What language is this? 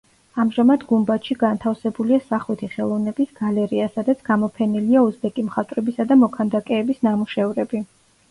Georgian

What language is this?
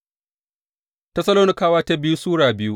Hausa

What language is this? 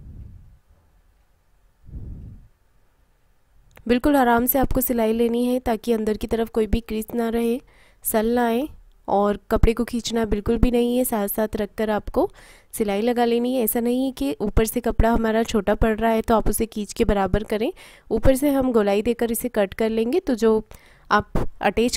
Hindi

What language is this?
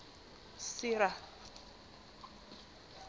Southern Sotho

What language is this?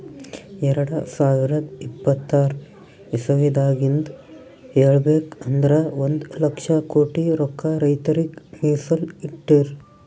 Kannada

